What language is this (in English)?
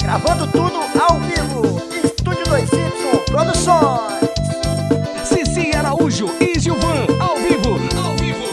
Portuguese